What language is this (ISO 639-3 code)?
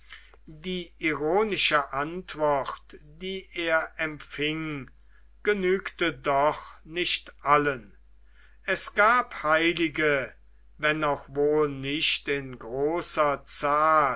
deu